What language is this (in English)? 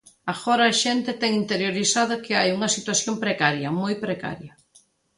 Galician